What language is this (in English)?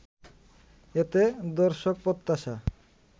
Bangla